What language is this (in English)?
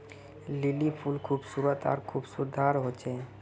Magahi